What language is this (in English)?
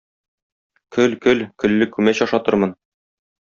Tatar